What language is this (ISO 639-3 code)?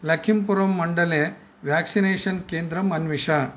san